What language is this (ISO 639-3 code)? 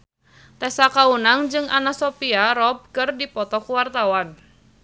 sun